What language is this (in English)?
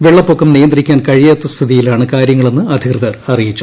Malayalam